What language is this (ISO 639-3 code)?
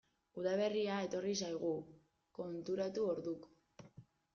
eus